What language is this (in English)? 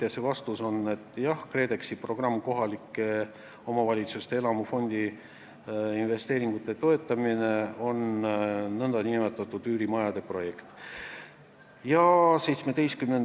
Estonian